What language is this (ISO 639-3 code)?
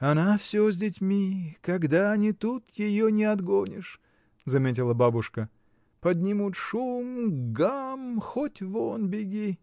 rus